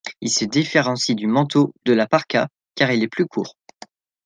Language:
French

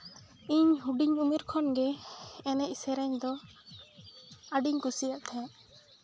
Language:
Santali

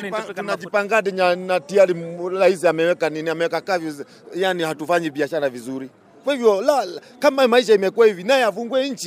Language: Swahili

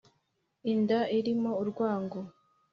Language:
Kinyarwanda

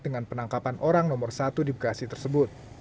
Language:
Indonesian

